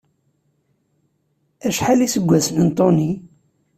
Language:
Kabyle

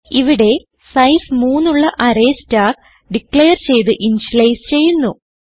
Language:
Malayalam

